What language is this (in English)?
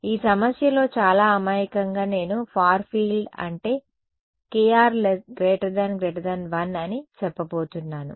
Telugu